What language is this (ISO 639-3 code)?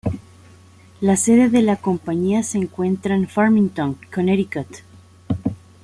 spa